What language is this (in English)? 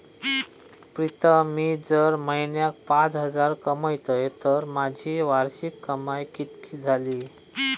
Marathi